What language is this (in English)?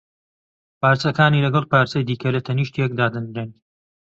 Central Kurdish